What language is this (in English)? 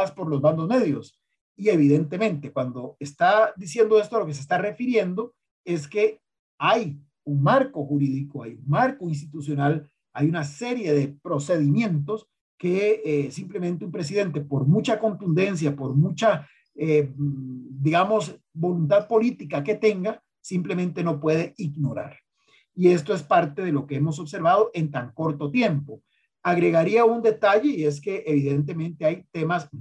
Spanish